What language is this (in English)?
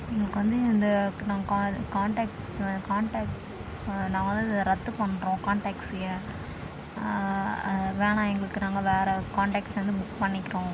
Tamil